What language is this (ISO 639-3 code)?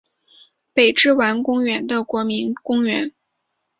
zho